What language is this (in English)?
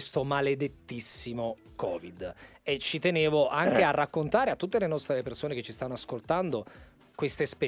Italian